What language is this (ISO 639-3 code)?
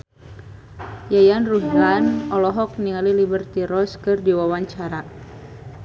sun